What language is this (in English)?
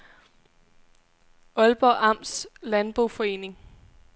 Danish